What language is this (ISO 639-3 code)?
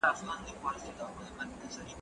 pus